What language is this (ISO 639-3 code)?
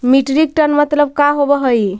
mag